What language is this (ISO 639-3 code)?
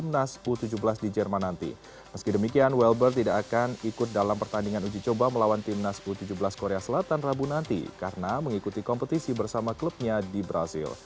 ind